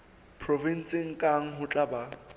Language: Southern Sotho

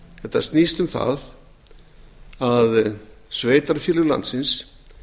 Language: Icelandic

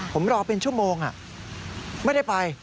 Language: Thai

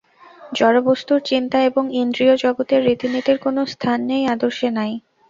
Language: Bangla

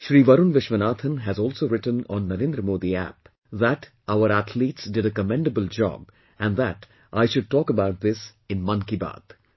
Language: English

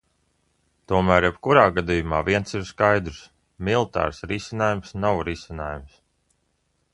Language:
Latvian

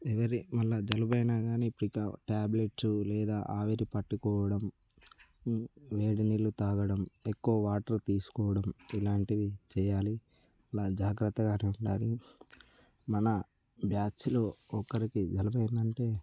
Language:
Telugu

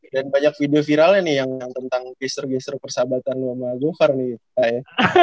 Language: Indonesian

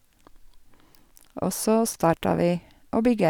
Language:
Norwegian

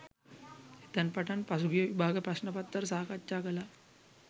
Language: Sinhala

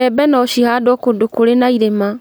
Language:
Kikuyu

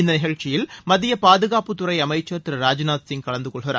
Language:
Tamil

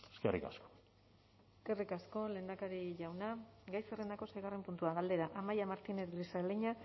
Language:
Basque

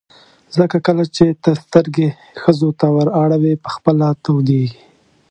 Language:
Pashto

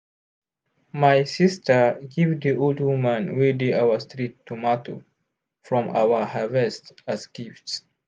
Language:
Nigerian Pidgin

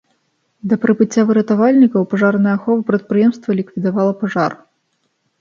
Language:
Belarusian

